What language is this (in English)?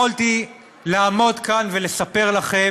Hebrew